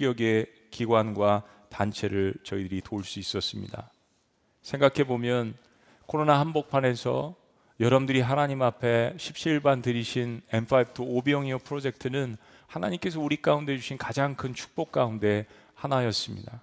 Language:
Korean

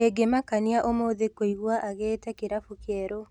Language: Kikuyu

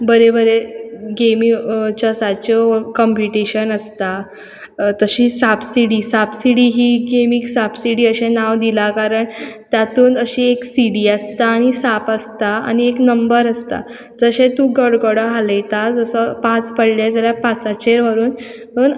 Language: Konkani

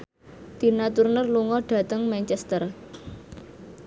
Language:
Javanese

